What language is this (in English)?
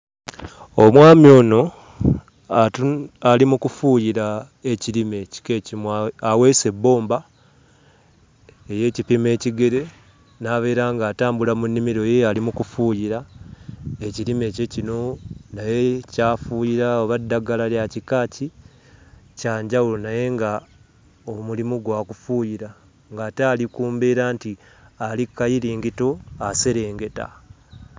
Ganda